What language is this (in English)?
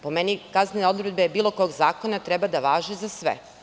Serbian